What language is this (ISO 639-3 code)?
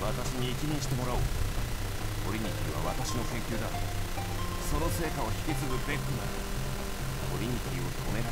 eng